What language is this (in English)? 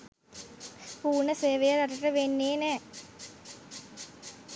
Sinhala